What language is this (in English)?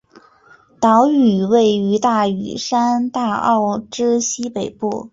Chinese